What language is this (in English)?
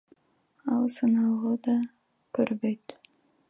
Kyrgyz